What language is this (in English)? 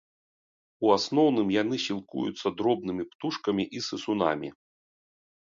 Belarusian